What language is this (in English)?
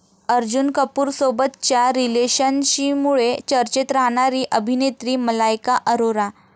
Marathi